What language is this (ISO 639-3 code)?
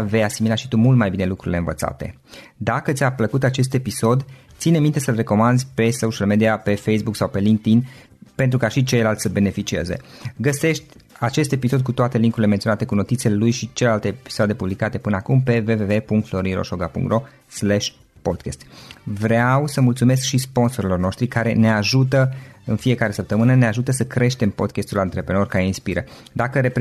ron